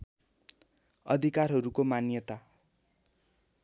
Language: Nepali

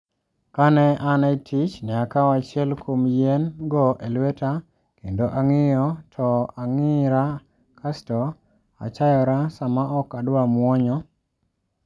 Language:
Luo (Kenya and Tanzania)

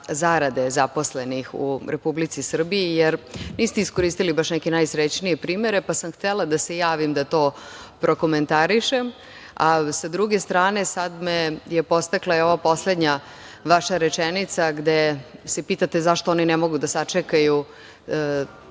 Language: Serbian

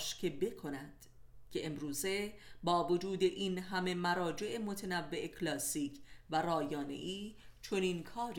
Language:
Persian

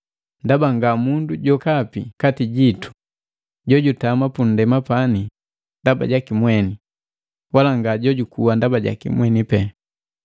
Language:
Matengo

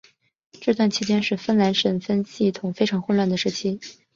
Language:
Chinese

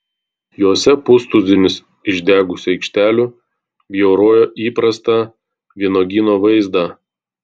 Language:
Lithuanian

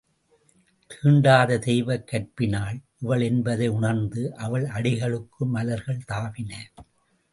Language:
Tamil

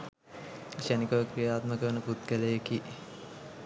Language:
Sinhala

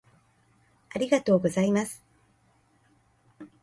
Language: Japanese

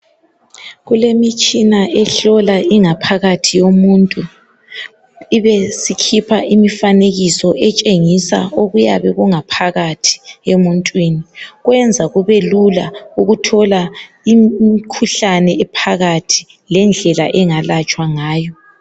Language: North Ndebele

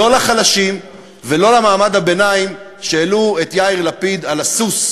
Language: Hebrew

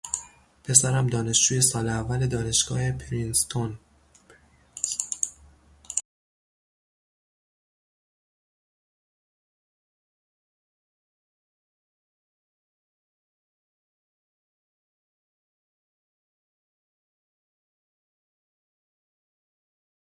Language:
Persian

